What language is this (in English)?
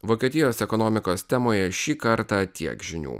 Lithuanian